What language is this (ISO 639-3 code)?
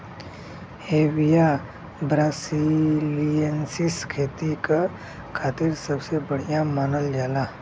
bho